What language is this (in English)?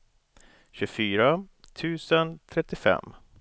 Swedish